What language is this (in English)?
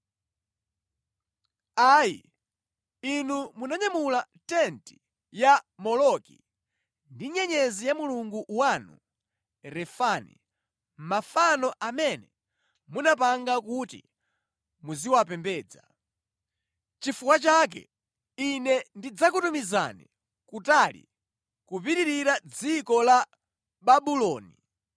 Nyanja